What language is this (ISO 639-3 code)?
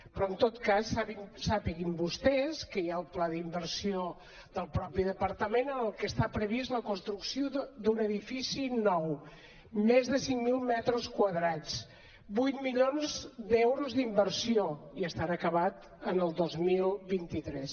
cat